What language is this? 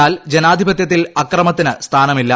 Malayalam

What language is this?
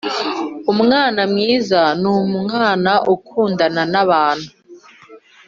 Kinyarwanda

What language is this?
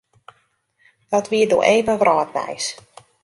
Western Frisian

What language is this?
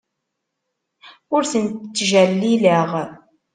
Kabyle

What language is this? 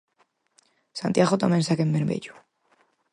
Galician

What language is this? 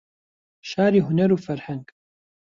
Central Kurdish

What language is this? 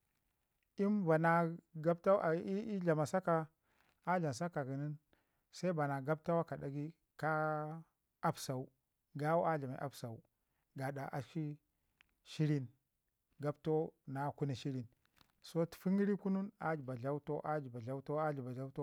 Ngizim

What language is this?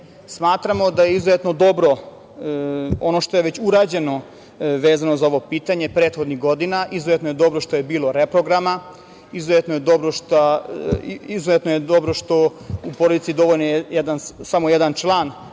Serbian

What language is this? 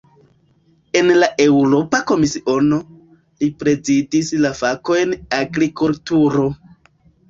Esperanto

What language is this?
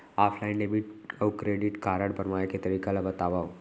Chhattisgarhi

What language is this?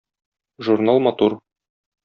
Tatar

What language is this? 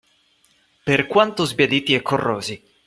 Italian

